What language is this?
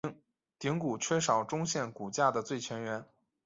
Chinese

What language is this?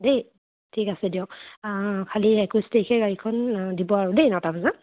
Assamese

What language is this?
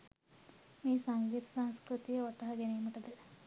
Sinhala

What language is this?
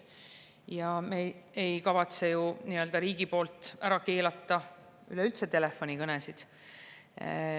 Estonian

